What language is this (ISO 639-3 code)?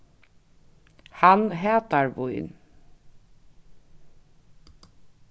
fao